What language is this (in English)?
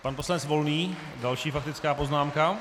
Czech